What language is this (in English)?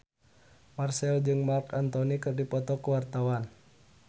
Sundanese